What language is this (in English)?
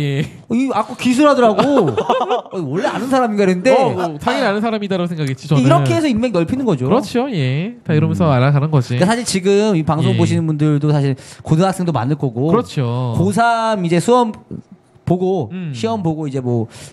Korean